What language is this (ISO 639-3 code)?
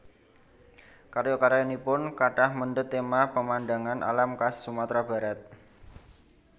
jav